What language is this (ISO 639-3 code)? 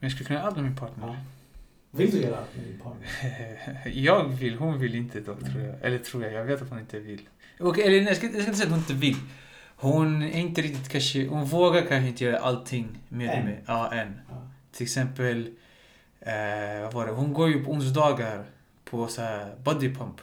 swe